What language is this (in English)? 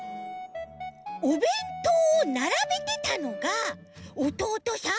Japanese